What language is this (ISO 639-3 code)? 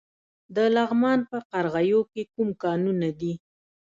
pus